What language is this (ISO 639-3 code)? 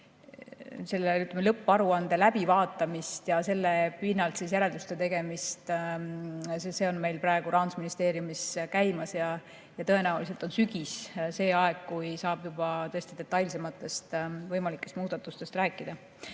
est